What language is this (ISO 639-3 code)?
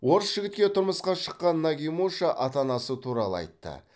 kaz